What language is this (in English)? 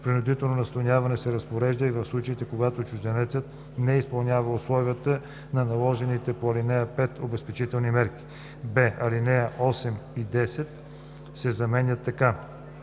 Bulgarian